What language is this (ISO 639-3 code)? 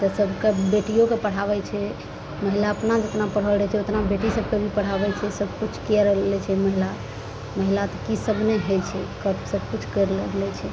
mai